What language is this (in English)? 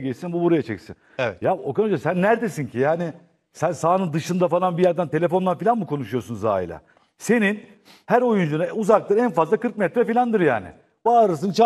Turkish